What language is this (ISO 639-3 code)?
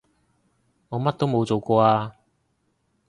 yue